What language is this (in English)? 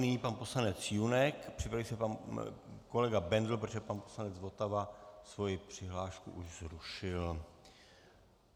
Czech